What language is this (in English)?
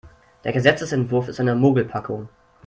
German